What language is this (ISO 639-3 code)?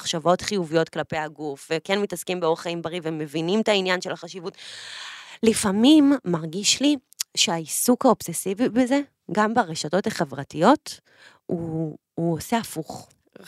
heb